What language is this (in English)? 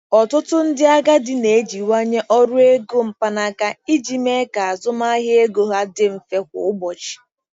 Igbo